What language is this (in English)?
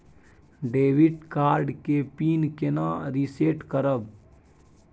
Maithili